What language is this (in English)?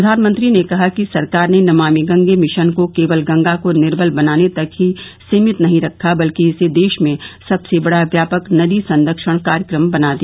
Hindi